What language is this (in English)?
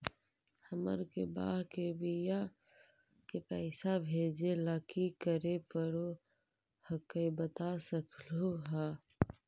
Magahi